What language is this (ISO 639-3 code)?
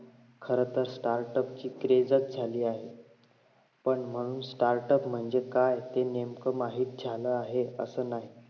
mar